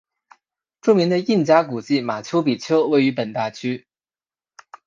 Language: Chinese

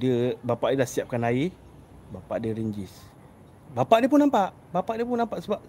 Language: Malay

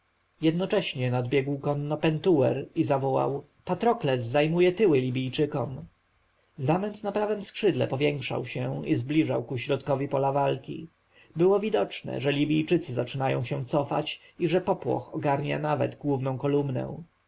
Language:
Polish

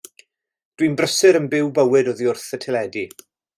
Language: Welsh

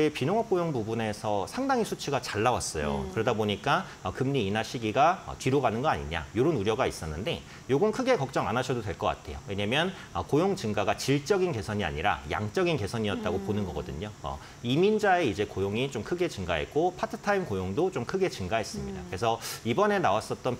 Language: Korean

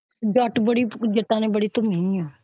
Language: Punjabi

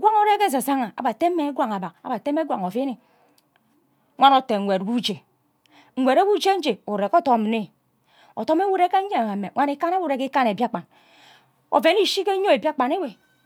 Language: Ubaghara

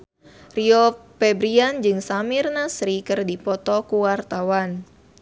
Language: Sundanese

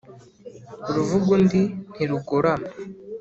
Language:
Kinyarwanda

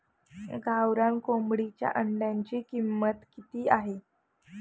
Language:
Marathi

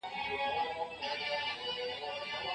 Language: Pashto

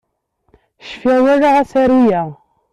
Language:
Kabyle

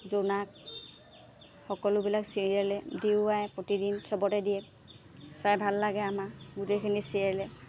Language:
Assamese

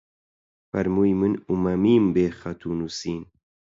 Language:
Central Kurdish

